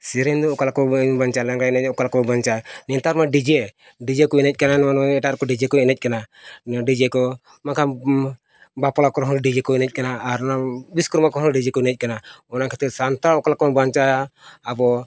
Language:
Santali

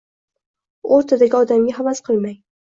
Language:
Uzbek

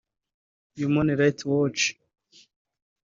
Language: Kinyarwanda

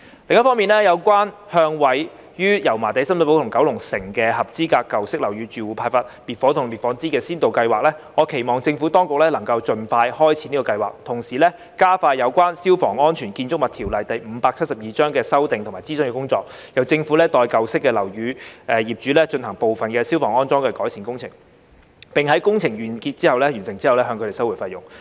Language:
Cantonese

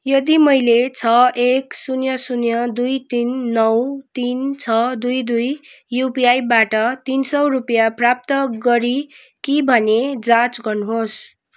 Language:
Nepali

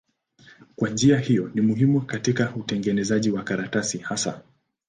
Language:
Swahili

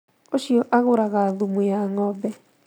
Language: Kikuyu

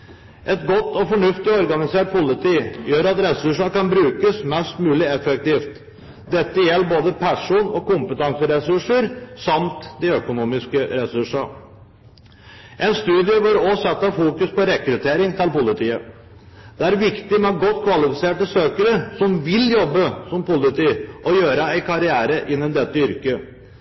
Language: Norwegian Bokmål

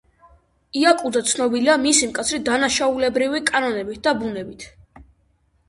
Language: Georgian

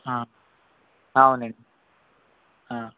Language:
Telugu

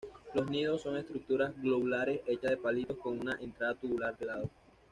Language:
Spanish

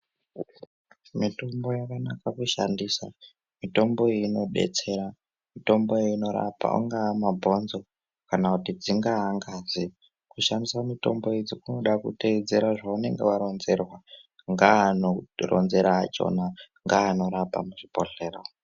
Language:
Ndau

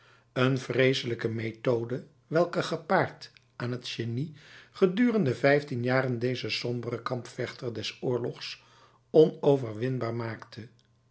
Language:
Dutch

